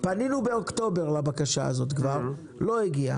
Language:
Hebrew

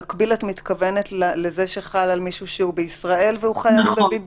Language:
Hebrew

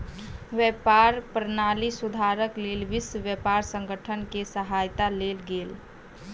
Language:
Maithili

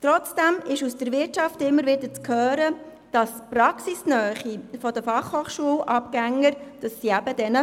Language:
Swiss German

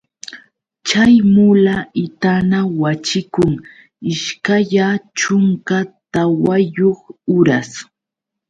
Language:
Yauyos Quechua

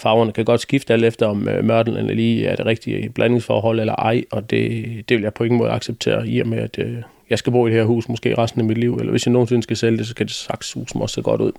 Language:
Danish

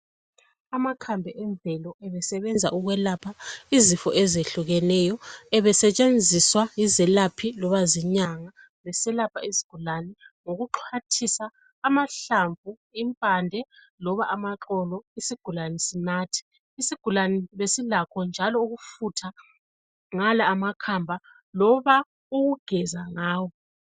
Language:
North Ndebele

